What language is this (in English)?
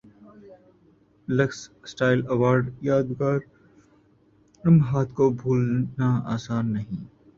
Urdu